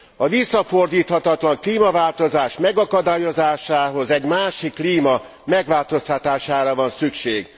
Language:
Hungarian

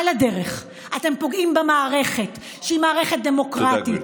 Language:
Hebrew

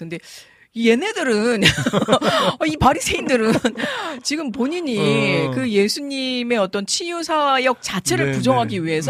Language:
Korean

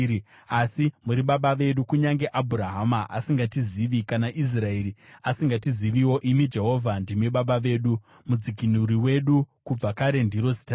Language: Shona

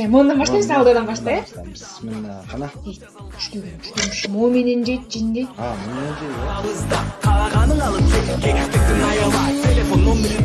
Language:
Turkish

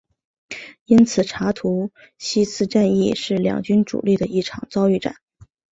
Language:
Chinese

